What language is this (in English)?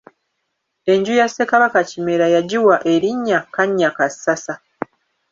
Ganda